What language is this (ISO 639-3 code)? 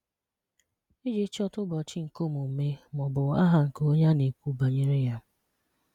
ibo